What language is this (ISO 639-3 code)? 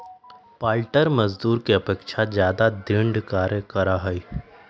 mag